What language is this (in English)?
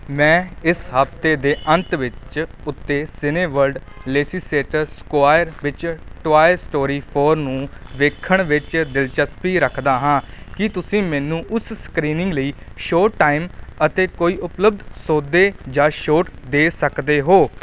Punjabi